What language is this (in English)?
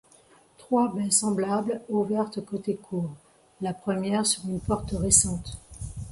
French